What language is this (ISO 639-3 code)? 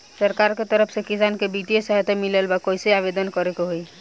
bho